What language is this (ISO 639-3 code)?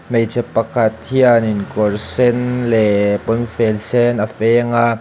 lus